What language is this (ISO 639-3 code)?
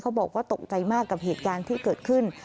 tha